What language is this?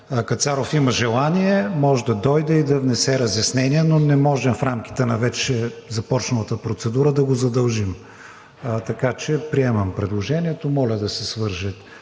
Bulgarian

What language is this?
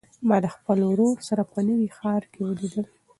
Pashto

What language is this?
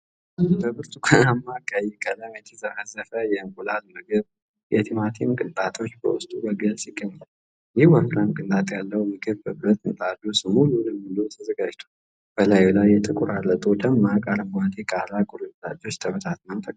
Amharic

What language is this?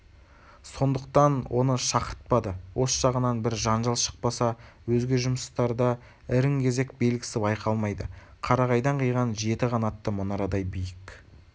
Kazakh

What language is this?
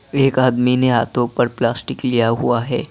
Hindi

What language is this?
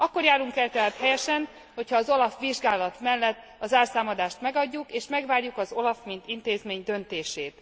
Hungarian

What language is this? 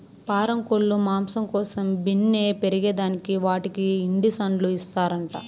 Telugu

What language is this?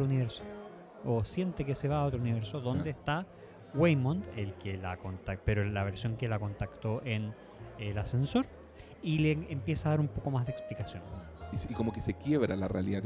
Spanish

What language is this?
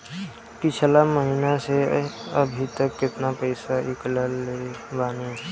Bhojpuri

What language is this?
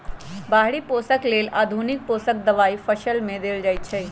Magahi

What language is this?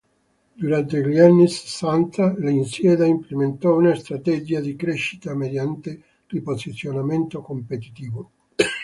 Italian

